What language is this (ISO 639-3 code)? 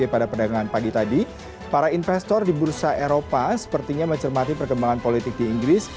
ind